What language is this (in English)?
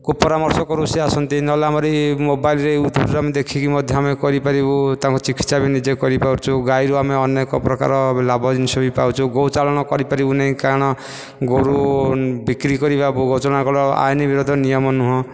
Odia